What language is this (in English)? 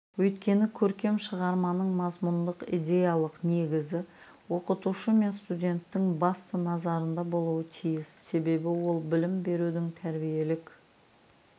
Kazakh